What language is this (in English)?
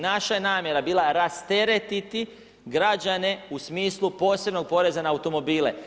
Croatian